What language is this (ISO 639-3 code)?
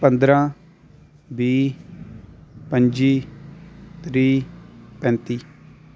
doi